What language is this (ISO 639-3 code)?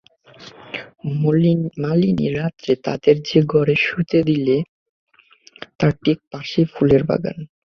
ben